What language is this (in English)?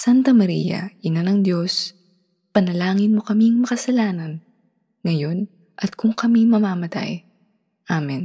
Filipino